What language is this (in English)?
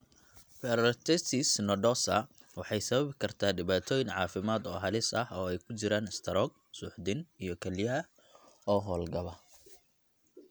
Somali